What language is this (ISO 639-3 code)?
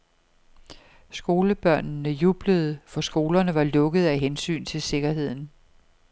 dan